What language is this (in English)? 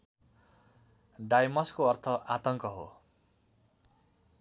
Nepali